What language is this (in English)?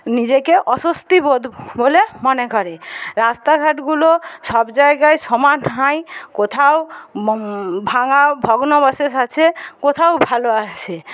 Bangla